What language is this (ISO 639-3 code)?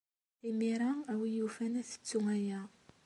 kab